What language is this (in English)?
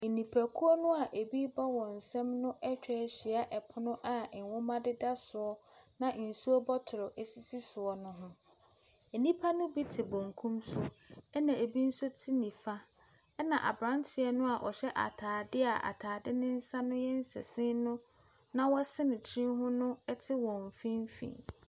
Akan